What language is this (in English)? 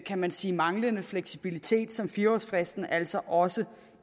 Danish